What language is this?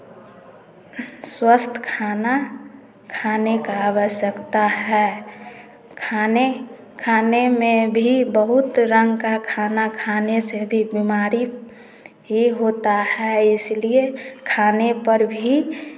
Hindi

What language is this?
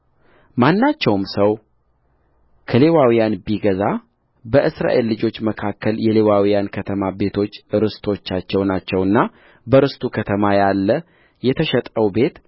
Amharic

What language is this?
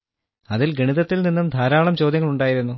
Malayalam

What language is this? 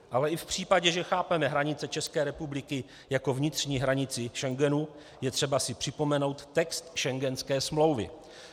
Czech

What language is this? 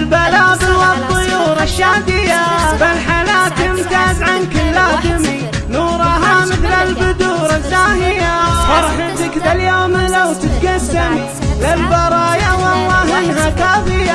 Arabic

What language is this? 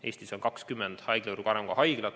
Estonian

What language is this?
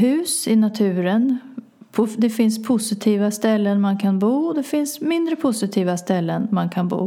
Swedish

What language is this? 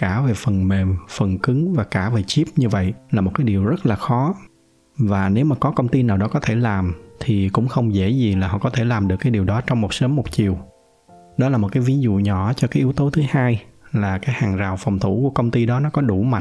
Vietnamese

